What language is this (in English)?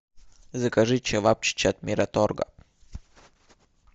Russian